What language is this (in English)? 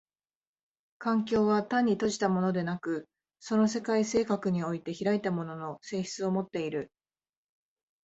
Japanese